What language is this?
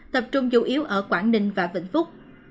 Vietnamese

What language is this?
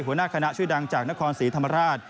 Thai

